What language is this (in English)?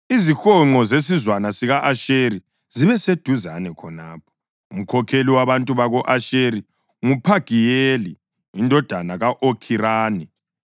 North Ndebele